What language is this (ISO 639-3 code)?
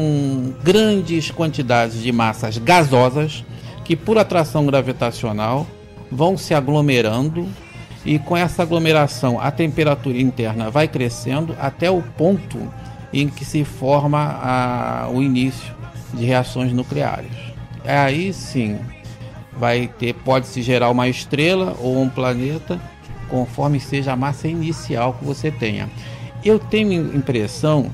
por